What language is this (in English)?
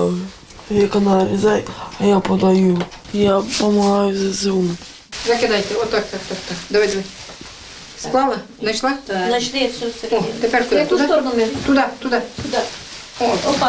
Ukrainian